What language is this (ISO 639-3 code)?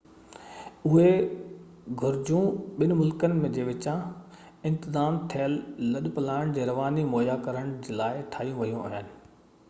snd